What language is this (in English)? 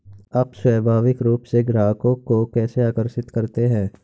Hindi